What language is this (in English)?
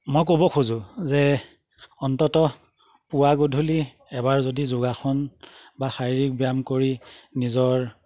Assamese